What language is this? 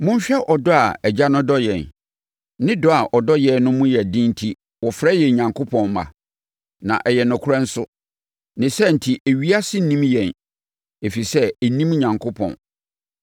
Akan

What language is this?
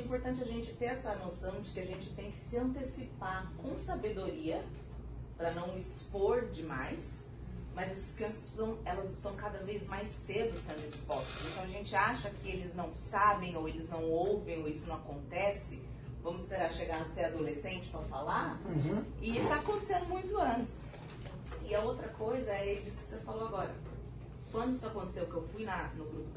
Portuguese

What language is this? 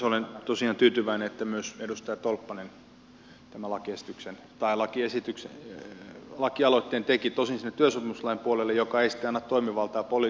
Finnish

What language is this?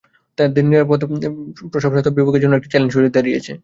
Bangla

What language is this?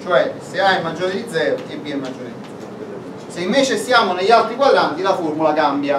Italian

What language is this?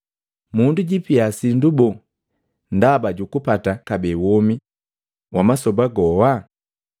Matengo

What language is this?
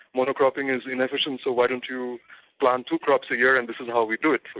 English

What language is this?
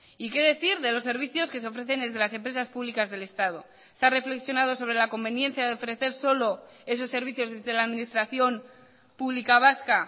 Spanish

